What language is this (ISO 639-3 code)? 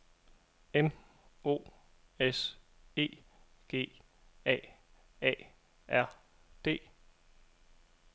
dan